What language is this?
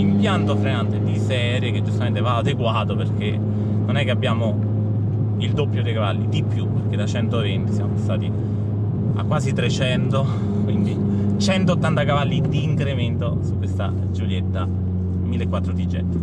Italian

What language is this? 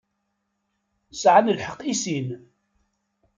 Kabyle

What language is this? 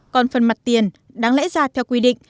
Vietnamese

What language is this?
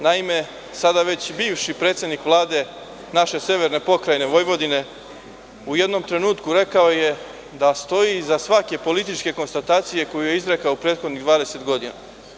Serbian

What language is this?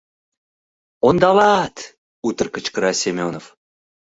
Mari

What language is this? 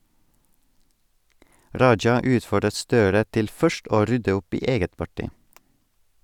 Norwegian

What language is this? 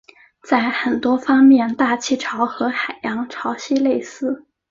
Chinese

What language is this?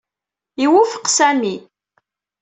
Kabyle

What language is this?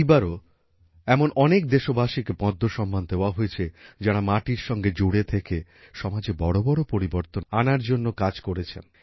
Bangla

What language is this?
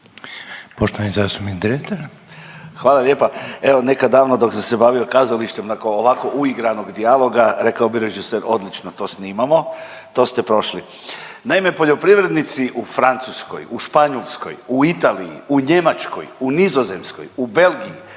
Croatian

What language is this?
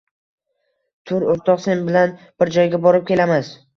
Uzbek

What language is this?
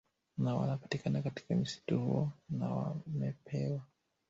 Swahili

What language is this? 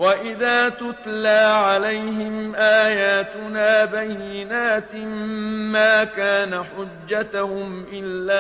Arabic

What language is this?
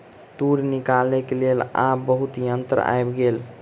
Maithili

